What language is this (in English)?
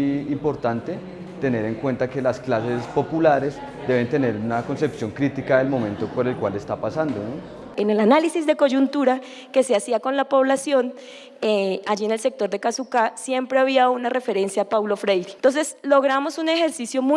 Spanish